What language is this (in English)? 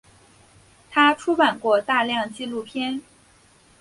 Chinese